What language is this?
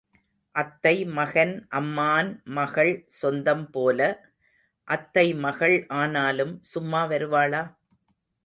Tamil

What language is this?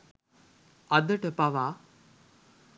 Sinhala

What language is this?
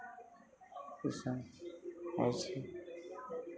Maithili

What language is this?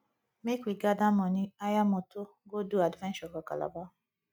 Nigerian Pidgin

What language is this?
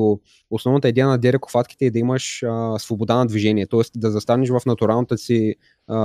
Bulgarian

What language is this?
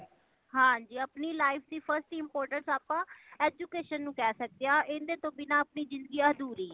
Punjabi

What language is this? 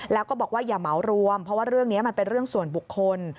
Thai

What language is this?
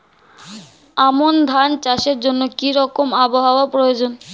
Bangla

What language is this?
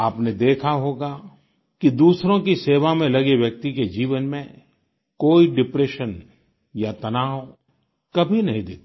Hindi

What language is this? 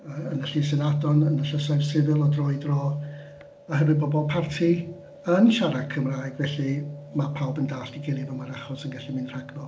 Welsh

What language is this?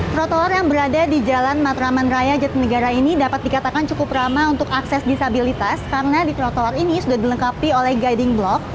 Indonesian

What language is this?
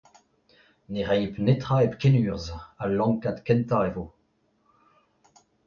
Breton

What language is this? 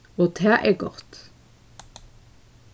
Faroese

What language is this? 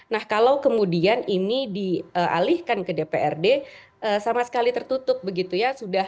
Indonesian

